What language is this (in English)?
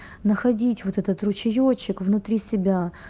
Russian